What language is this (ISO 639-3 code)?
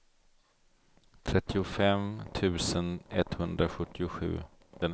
swe